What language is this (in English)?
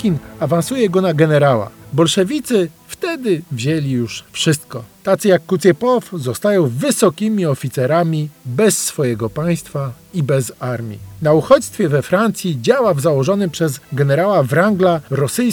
Polish